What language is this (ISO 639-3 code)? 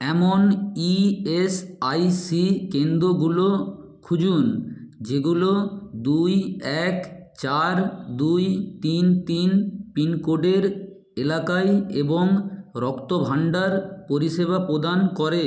ben